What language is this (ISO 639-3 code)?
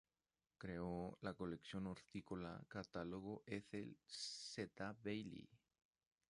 spa